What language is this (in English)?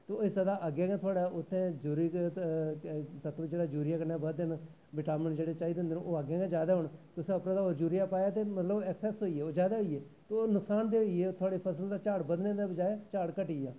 Dogri